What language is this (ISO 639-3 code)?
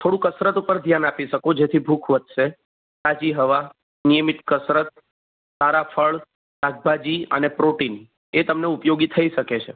guj